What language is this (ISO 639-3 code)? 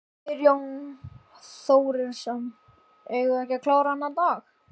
isl